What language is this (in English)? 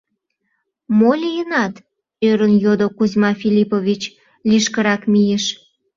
Mari